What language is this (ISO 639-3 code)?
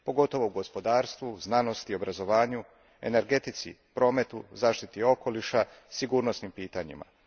hrv